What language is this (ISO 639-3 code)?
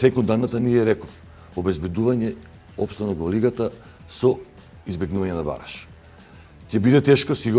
mkd